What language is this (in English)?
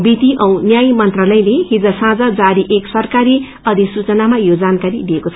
Nepali